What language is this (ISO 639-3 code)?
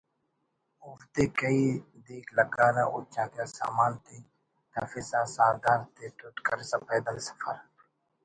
brh